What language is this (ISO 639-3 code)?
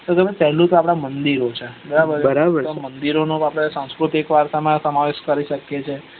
guj